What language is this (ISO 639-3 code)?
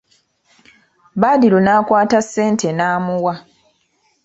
lug